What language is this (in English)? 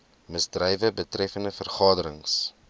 Afrikaans